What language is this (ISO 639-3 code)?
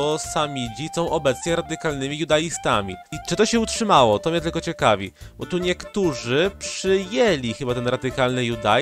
pol